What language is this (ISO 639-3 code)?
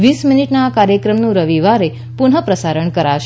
guj